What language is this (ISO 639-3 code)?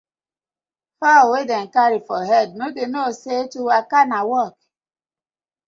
pcm